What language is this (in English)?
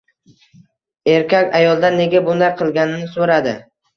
Uzbek